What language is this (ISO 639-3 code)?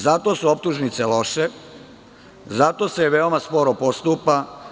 srp